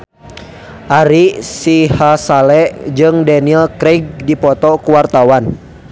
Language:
Sundanese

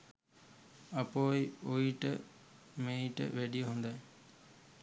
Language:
Sinhala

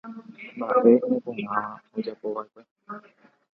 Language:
Guarani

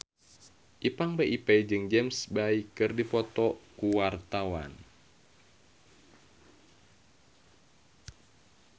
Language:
Sundanese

